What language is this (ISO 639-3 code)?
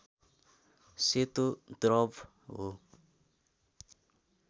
nep